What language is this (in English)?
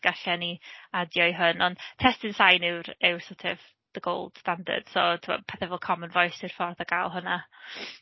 Welsh